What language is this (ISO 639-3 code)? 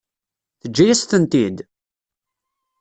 kab